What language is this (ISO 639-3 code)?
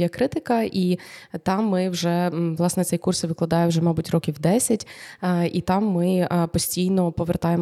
ukr